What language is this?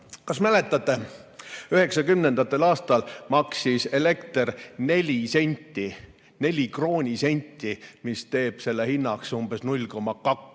Estonian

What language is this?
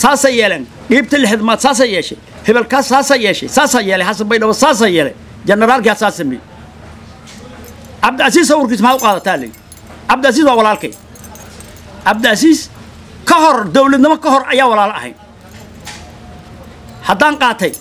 Arabic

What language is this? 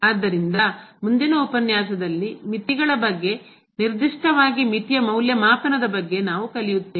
Kannada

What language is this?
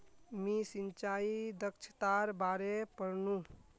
Magahi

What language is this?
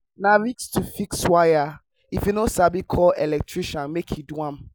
Nigerian Pidgin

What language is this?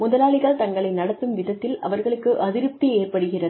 Tamil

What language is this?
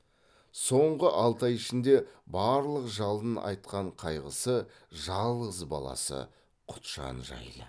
Kazakh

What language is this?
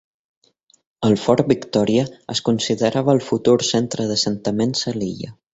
Catalan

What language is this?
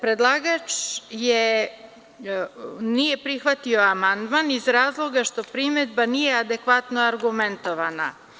Serbian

